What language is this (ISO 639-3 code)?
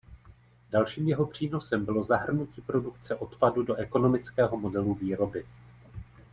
ces